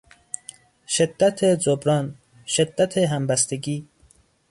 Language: Persian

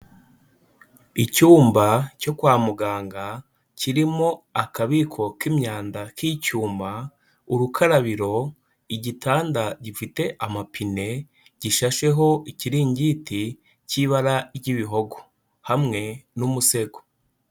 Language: Kinyarwanda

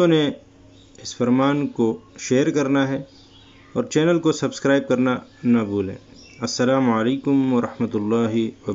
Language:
Urdu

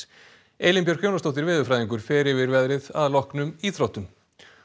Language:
Icelandic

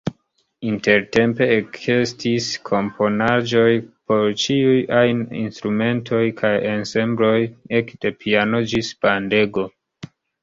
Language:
Esperanto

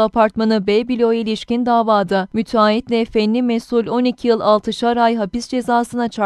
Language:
Turkish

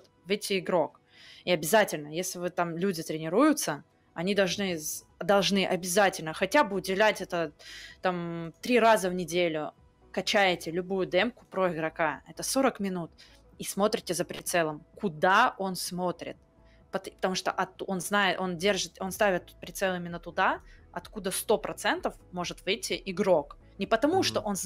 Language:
Russian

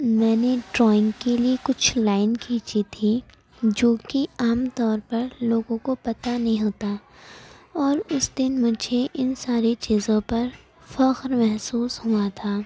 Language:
Urdu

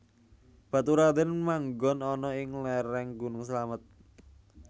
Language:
Javanese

